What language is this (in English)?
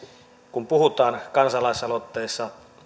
Finnish